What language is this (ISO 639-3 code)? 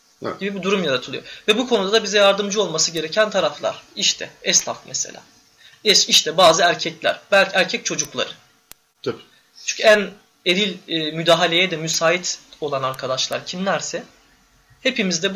tur